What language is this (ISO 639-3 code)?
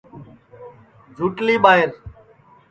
ssi